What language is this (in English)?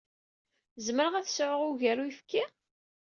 Kabyle